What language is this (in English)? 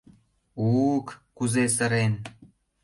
Mari